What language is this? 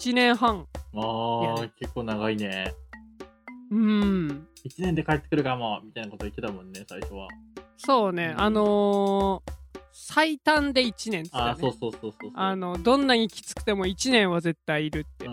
Japanese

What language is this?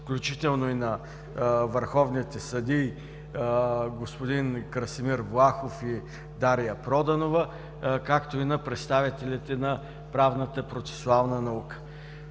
Bulgarian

